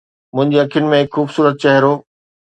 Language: Sindhi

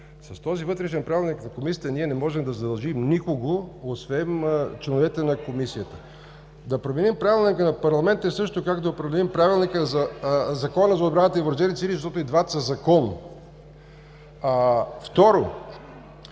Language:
Bulgarian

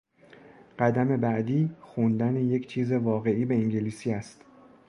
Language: Persian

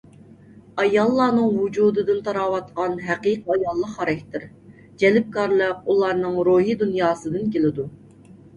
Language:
Uyghur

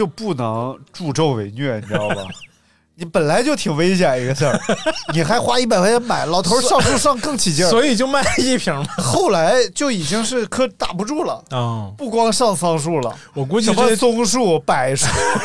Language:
Chinese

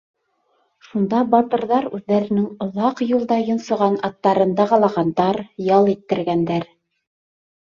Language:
Bashkir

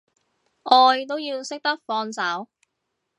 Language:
Cantonese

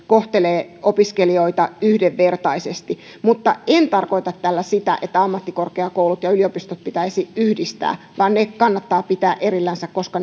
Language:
Finnish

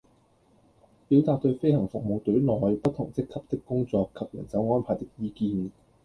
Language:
Cantonese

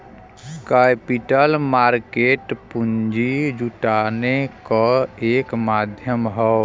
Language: Bhojpuri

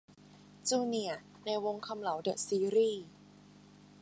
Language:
Thai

